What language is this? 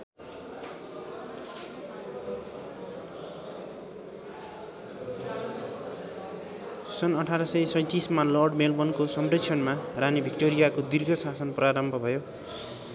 Nepali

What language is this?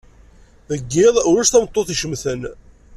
Kabyle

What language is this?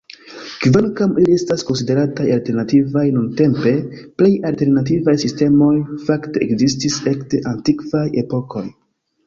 Esperanto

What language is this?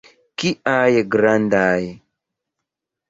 Esperanto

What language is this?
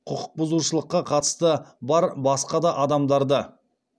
Kazakh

